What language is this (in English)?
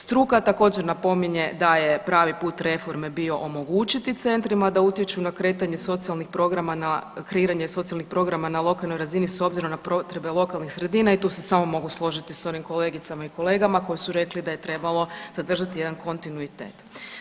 Croatian